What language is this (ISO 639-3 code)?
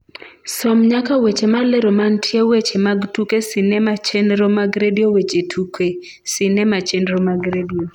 luo